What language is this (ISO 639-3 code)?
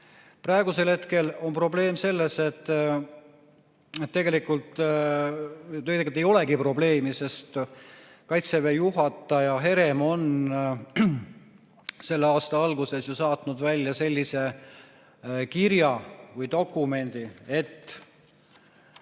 est